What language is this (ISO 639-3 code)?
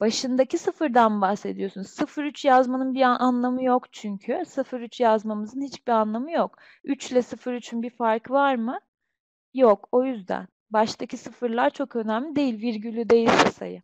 tur